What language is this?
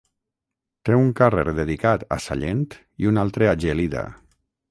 Catalan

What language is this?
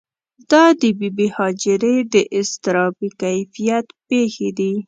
Pashto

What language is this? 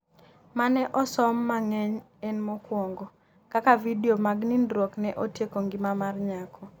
Luo (Kenya and Tanzania)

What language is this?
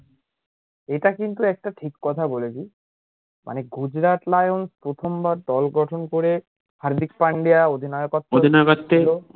Bangla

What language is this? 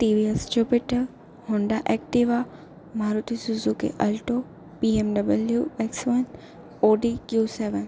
Gujarati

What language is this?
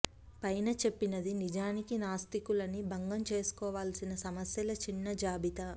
Telugu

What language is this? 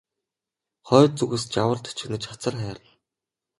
Mongolian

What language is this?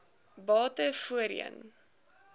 Afrikaans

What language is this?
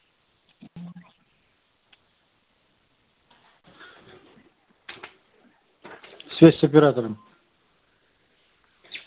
Russian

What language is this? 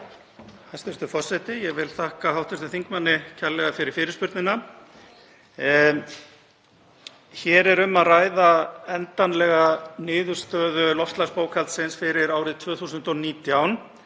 Icelandic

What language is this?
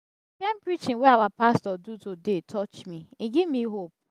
Nigerian Pidgin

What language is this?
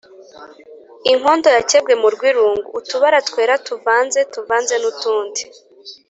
Kinyarwanda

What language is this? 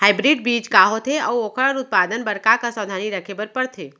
Chhattisgarhi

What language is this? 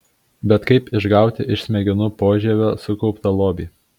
Lithuanian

